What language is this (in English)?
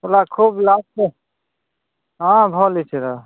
Odia